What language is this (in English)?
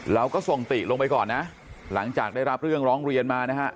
Thai